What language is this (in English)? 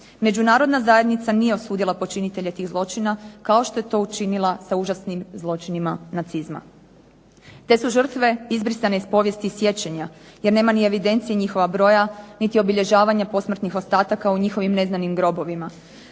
Croatian